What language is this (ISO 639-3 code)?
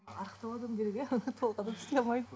kaz